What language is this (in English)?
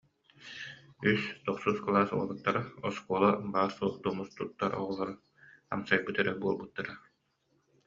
Yakut